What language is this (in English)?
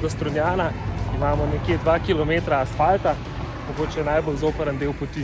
Slovenian